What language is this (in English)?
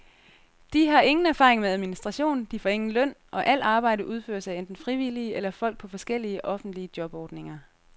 Danish